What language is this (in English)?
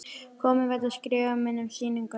Icelandic